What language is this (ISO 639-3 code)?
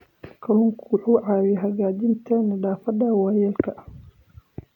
som